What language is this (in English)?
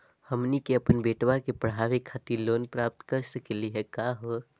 Magahi